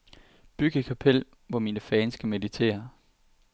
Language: Danish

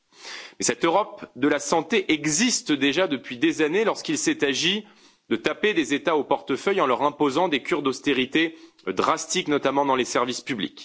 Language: French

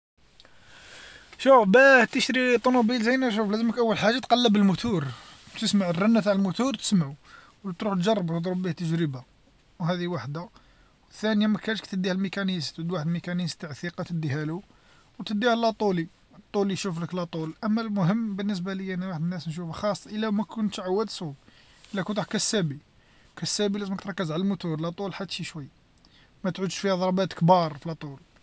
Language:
Algerian Arabic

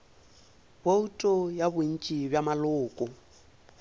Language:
Northern Sotho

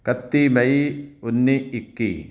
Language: Punjabi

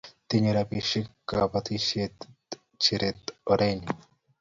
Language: Kalenjin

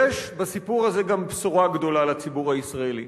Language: Hebrew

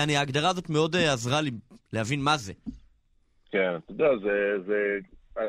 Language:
Hebrew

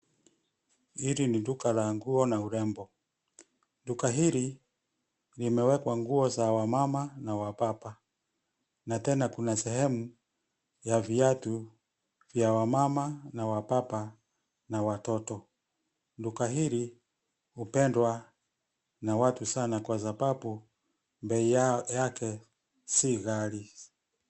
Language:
Swahili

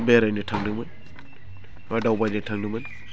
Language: Bodo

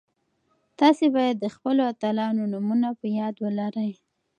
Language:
Pashto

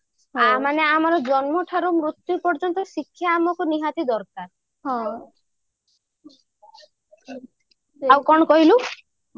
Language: Odia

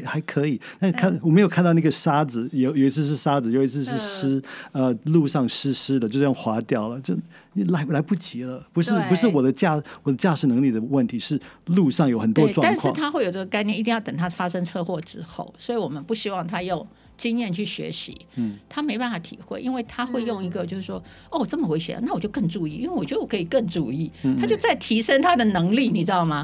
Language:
Chinese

